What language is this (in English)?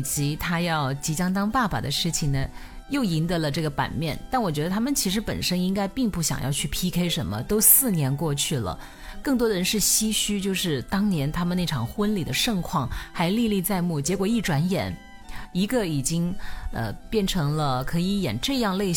Chinese